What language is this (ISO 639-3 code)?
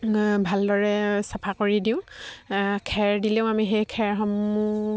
asm